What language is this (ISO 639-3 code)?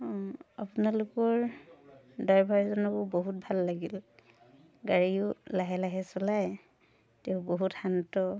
asm